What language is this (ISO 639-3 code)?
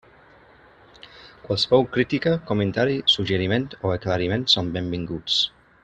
cat